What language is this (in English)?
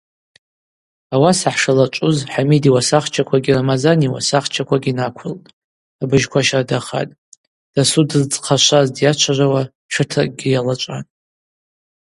Abaza